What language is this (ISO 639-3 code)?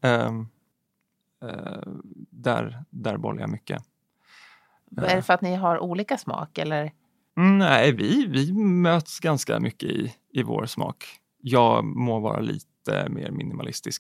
swe